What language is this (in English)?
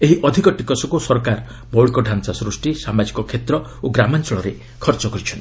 Odia